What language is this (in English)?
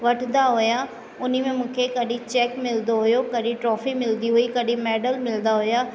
Sindhi